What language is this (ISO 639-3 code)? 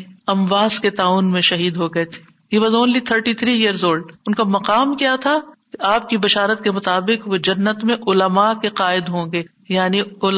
urd